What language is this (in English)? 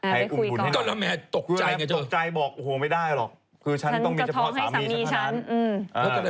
Thai